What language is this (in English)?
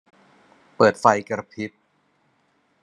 Thai